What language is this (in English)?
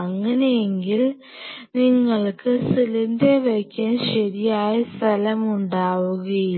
Malayalam